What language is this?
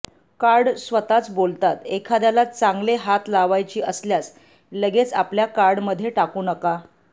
Marathi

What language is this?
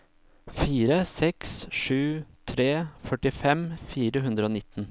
Norwegian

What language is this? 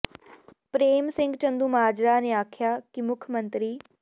Punjabi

